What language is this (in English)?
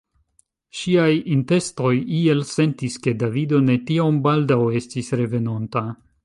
Esperanto